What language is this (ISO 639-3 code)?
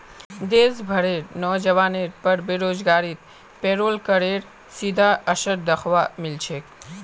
mag